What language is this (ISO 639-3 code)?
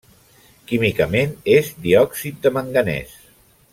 cat